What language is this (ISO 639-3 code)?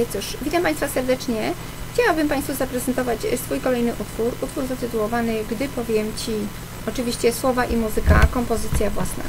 pol